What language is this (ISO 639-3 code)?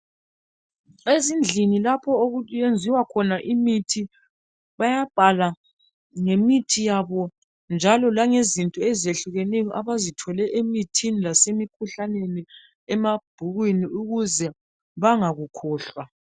nde